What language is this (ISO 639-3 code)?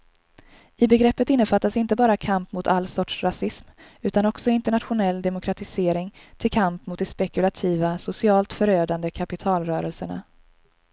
swe